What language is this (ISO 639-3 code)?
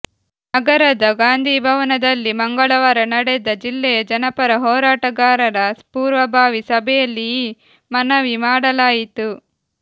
kan